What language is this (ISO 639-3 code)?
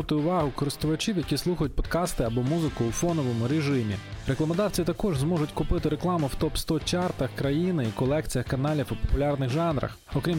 ukr